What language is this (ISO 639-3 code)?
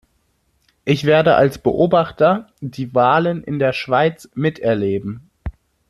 deu